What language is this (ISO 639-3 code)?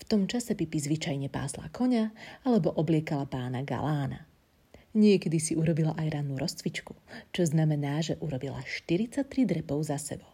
slk